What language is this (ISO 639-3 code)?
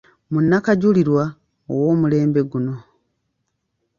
lug